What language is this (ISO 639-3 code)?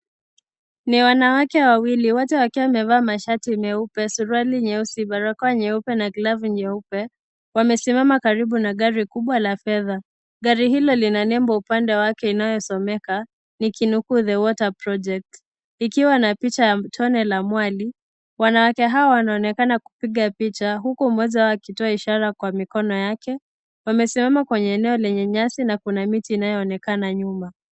swa